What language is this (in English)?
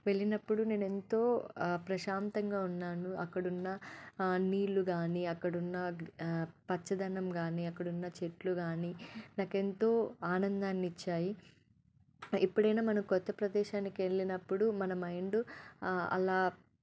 Telugu